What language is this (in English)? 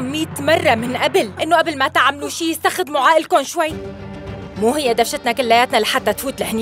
Arabic